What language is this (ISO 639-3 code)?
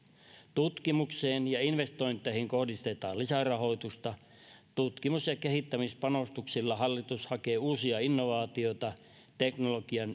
fin